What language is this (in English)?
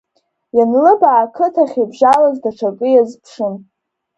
Abkhazian